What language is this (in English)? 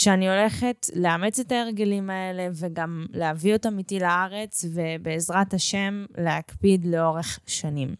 Hebrew